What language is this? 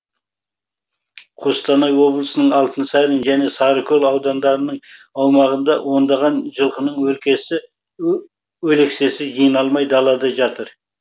Kazakh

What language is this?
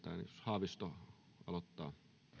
Finnish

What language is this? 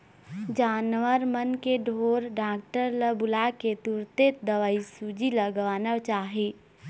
Chhattisgarhi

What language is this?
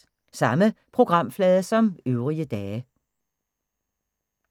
Danish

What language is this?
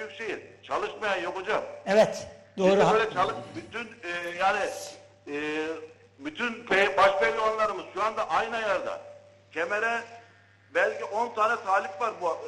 Turkish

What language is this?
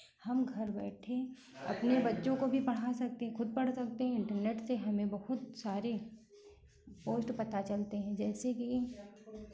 Hindi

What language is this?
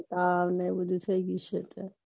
Gujarati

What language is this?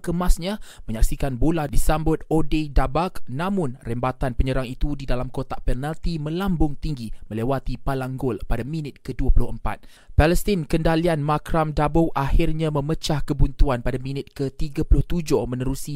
Malay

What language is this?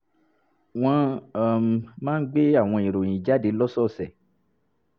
Yoruba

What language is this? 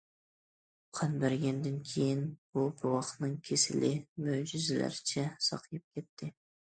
Uyghur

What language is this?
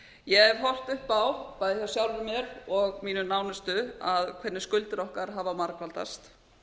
Icelandic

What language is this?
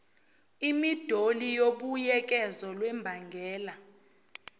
Zulu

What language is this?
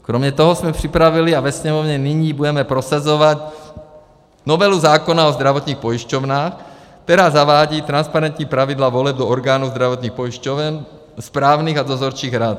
Czech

